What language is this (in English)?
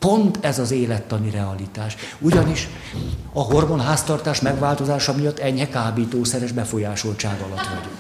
Hungarian